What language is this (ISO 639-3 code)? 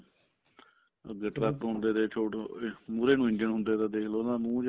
pan